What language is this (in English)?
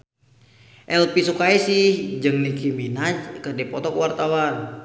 Sundanese